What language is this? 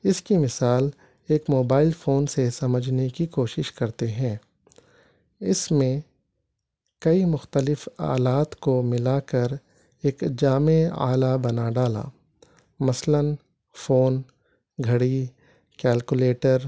Urdu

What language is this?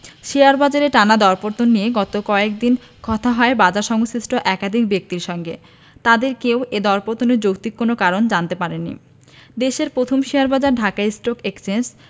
Bangla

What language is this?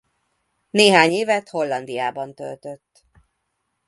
Hungarian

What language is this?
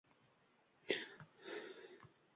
Uzbek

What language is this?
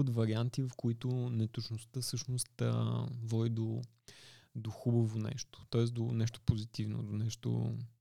Bulgarian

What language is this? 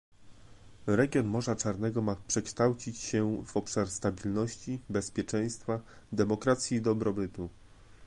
Polish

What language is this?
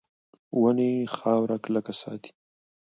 Pashto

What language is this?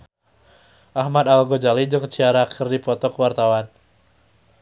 Sundanese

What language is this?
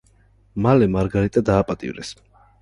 Georgian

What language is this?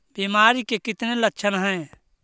Magahi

